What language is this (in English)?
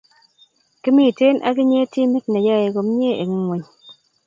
Kalenjin